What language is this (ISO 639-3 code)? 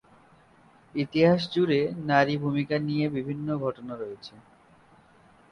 ben